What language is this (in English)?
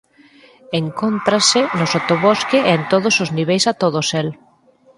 Galician